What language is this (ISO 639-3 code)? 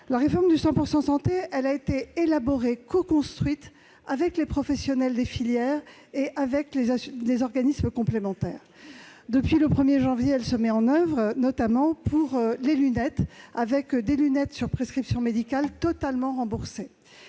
fra